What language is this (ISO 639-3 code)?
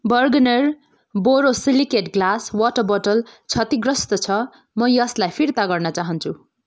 nep